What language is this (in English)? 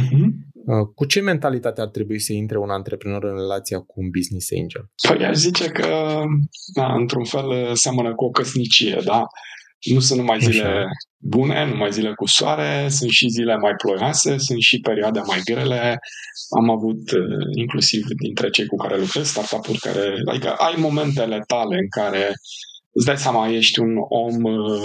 Romanian